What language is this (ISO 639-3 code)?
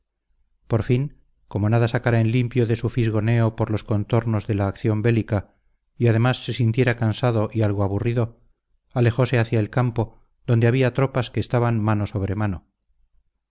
spa